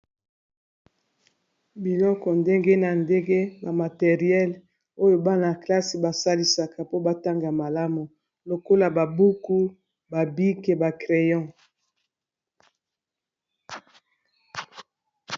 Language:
Lingala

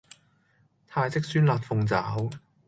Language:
Cantonese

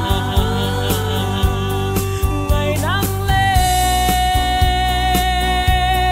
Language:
Vietnamese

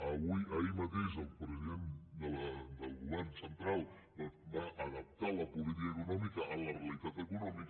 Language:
Catalan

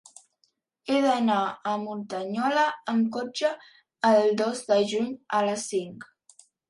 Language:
Catalan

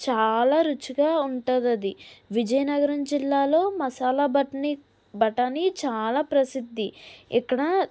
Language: Telugu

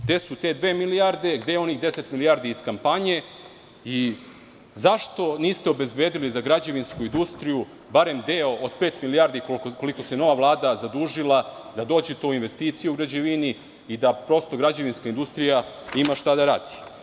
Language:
Serbian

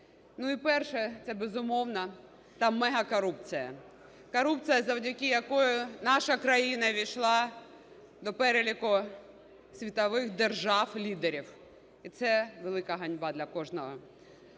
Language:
Ukrainian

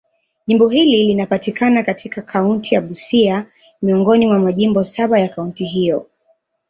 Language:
Swahili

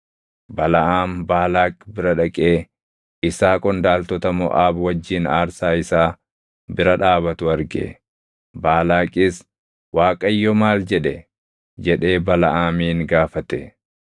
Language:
Oromo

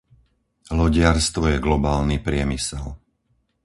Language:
Slovak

